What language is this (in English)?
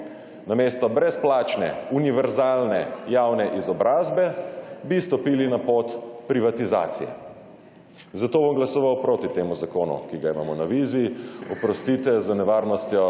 Slovenian